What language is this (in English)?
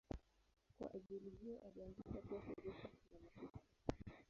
Swahili